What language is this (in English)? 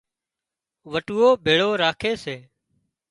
Wadiyara Koli